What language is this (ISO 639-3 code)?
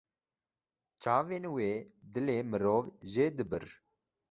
kur